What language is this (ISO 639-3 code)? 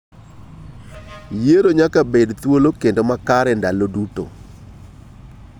luo